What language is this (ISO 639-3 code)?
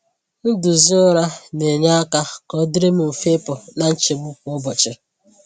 ibo